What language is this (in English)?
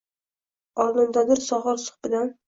Uzbek